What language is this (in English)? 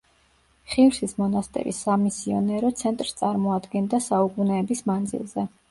Georgian